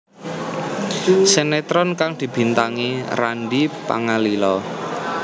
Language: Javanese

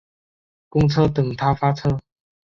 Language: Chinese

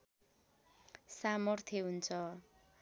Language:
Nepali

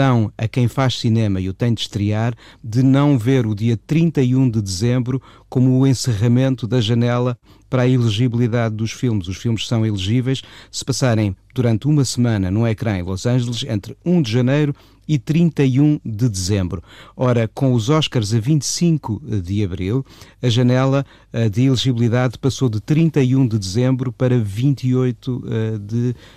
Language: Portuguese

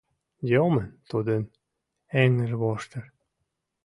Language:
Mari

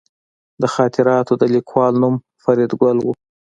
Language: Pashto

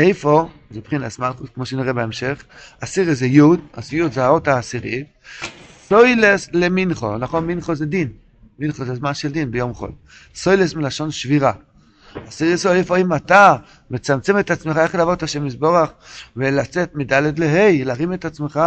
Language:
Hebrew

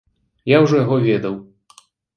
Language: Belarusian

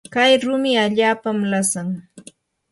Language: Yanahuanca Pasco Quechua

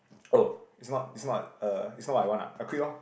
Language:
English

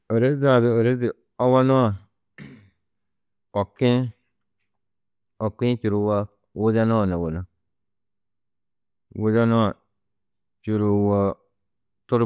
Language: Tedaga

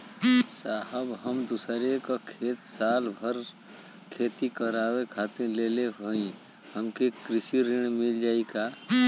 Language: Bhojpuri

